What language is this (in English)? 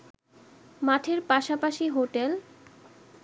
Bangla